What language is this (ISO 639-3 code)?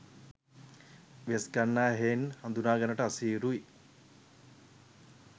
sin